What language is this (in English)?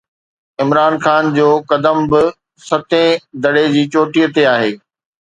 Sindhi